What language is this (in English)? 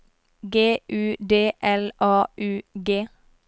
Norwegian